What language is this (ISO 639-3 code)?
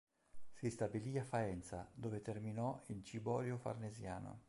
ita